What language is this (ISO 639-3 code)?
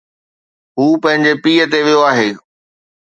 snd